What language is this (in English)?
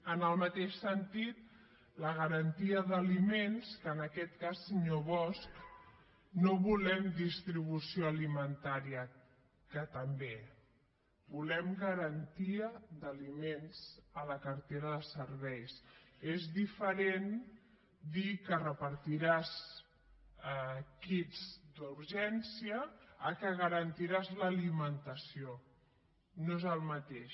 Catalan